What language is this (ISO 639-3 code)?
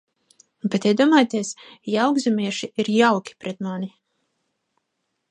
lav